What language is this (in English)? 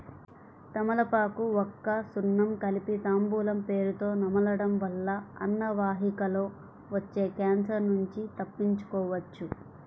Telugu